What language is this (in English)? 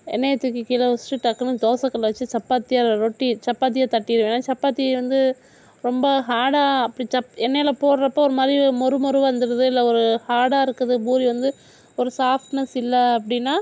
Tamil